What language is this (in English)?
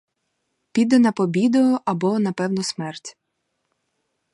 Ukrainian